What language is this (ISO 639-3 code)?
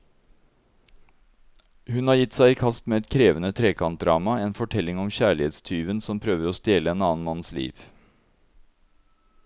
nor